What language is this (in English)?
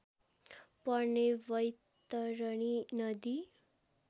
Nepali